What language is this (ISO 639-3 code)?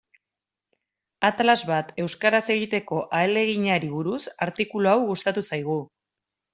eus